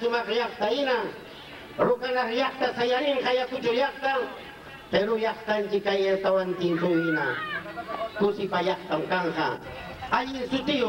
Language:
Indonesian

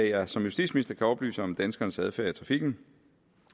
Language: Danish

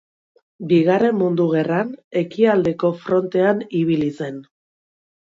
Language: Basque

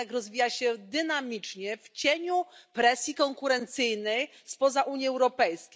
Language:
Polish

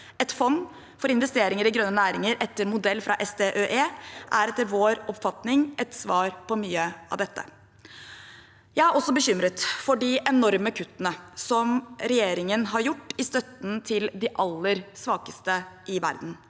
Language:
Norwegian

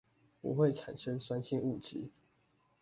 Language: Chinese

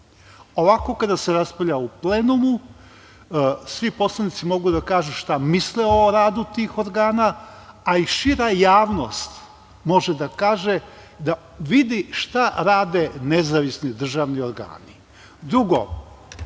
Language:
Serbian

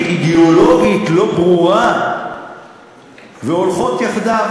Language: Hebrew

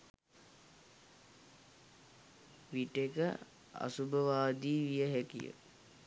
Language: Sinhala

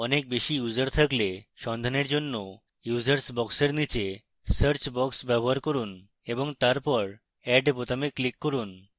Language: Bangla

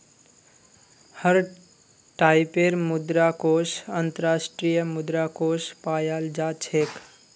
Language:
Magahi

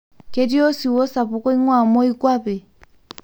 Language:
Masai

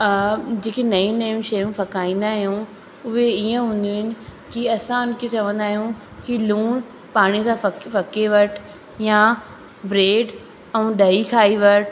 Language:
Sindhi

